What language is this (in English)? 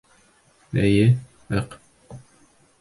Bashkir